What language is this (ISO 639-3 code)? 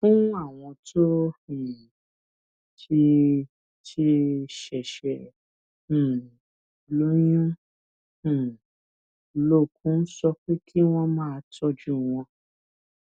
yor